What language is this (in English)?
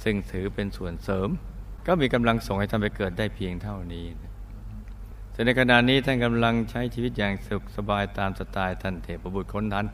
Thai